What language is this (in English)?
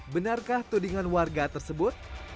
Indonesian